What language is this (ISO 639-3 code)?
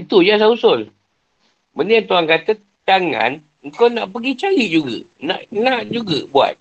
msa